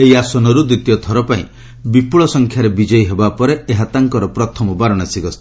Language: Odia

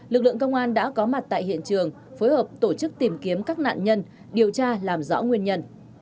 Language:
Vietnamese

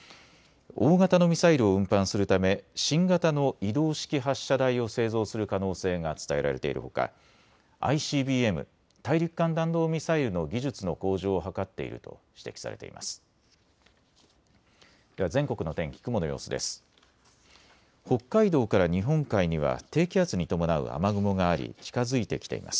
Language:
Japanese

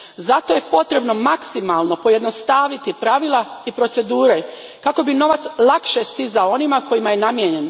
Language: Croatian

